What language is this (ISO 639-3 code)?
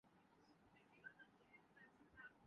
urd